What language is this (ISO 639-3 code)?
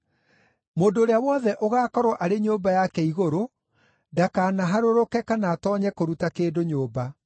kik